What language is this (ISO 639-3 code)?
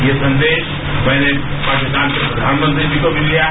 hin